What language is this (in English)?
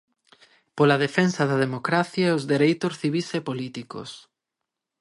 Galician